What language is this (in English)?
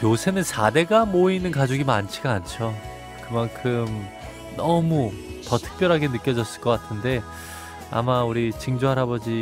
Korean